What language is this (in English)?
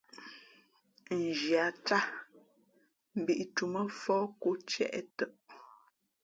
Fe'fe'